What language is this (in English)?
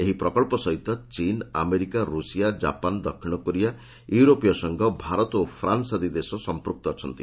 Odia